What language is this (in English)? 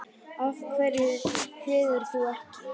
Icelandic